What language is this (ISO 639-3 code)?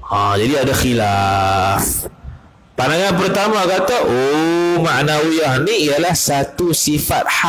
msa